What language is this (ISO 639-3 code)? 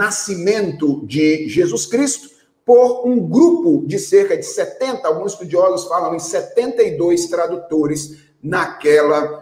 por